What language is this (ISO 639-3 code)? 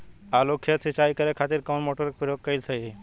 bho